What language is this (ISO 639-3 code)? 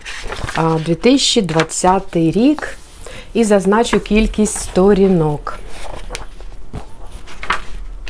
ukr